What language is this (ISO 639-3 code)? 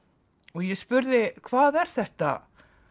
isl